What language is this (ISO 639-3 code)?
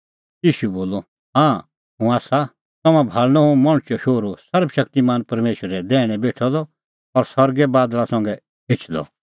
kfx